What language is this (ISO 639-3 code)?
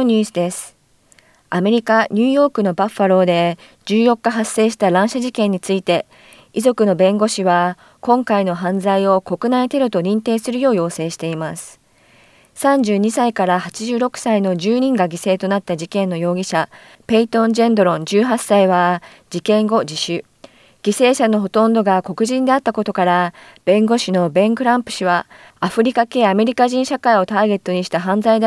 jpn